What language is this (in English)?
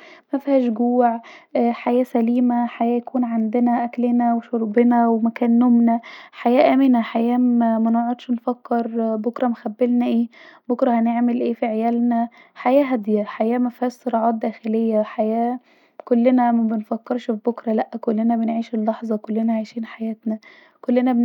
Egyptian Arabic